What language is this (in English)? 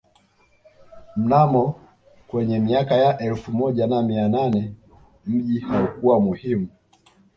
Swahili